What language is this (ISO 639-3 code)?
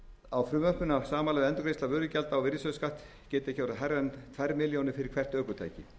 isl